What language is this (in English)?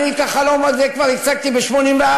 Hebrew